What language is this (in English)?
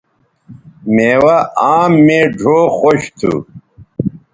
Bateri